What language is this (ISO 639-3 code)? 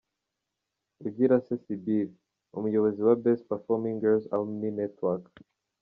kin